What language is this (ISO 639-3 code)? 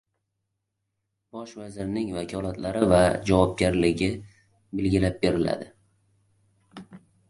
uzb